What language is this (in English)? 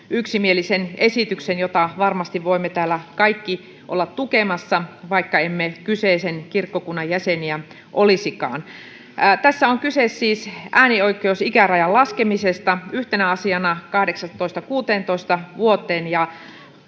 Finnish